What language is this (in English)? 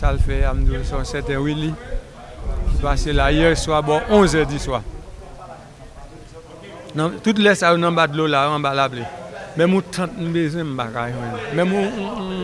French